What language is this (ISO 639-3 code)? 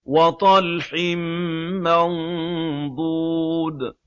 ara